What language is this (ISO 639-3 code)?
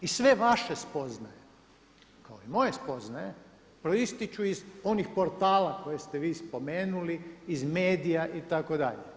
hrv